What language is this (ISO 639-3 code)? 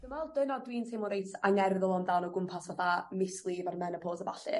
cym